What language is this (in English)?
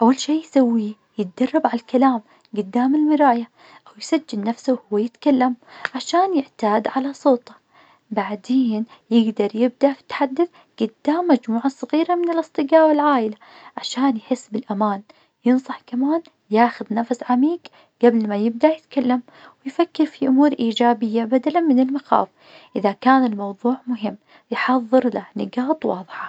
Najdi Arabic